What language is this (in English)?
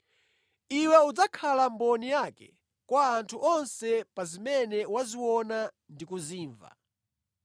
Nyanja